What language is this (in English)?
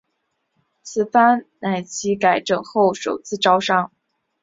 Chinese